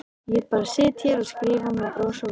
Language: Icelandic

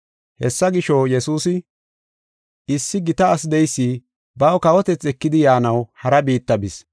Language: Gofa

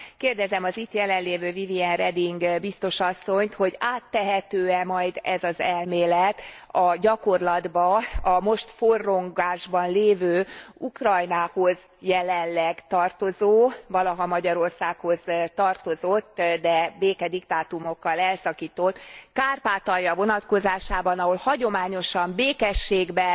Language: Hungarian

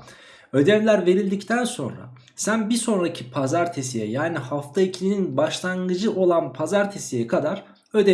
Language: Turkish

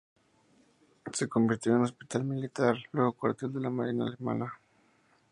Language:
Spanish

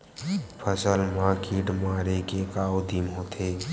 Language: Chhattisgarhi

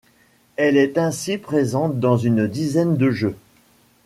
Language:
French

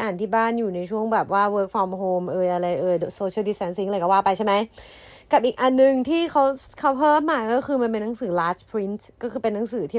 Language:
Thai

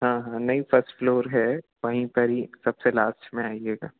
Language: Hindi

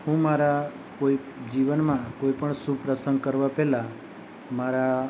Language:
Gujarati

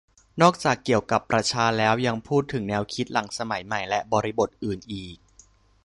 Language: Thai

